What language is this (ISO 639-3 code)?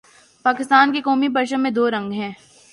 urd